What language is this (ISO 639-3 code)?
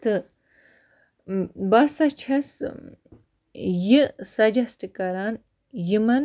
kas